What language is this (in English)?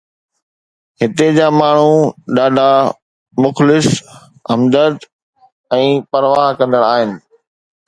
Sindhi